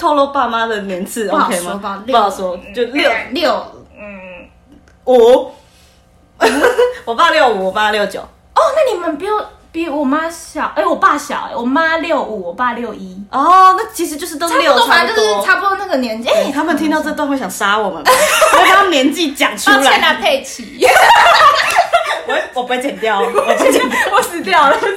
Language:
Chinese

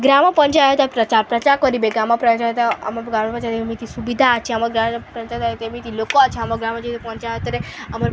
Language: Odia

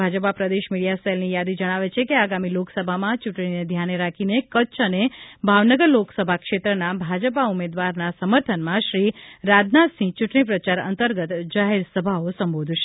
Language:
Gujarati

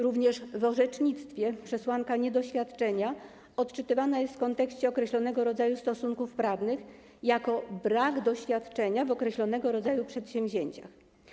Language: Polish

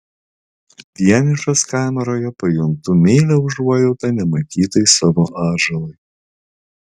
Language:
Lithuanian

